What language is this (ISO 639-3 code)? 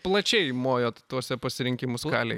lit